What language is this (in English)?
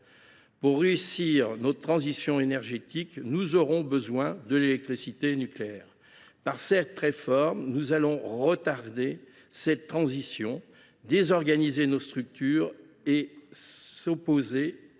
French